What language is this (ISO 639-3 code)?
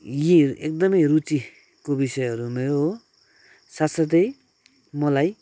nep